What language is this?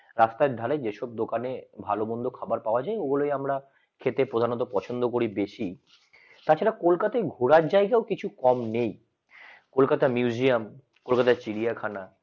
Bangla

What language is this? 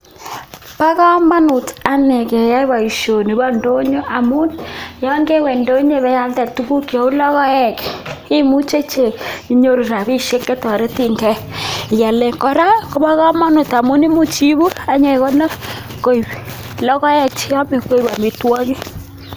Kalenjin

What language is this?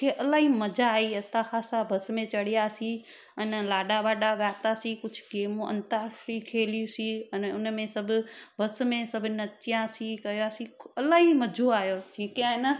Sindhi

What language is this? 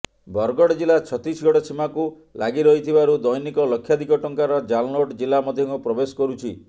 Odia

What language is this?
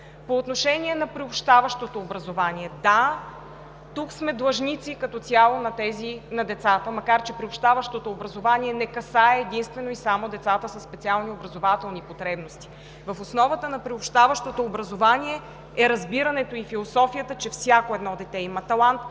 Bulgarian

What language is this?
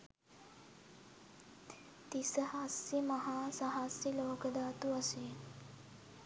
Sinhala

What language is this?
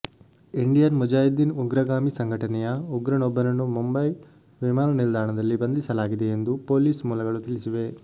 Kannada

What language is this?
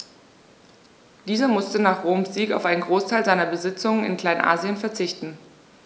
German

